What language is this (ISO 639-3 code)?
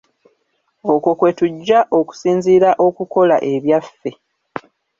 lug